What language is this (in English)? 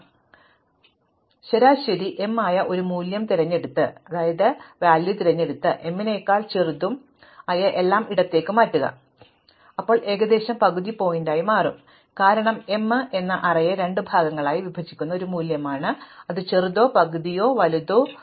Malayalam